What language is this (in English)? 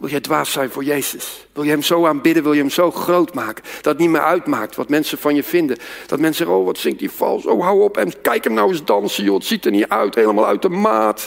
Dutch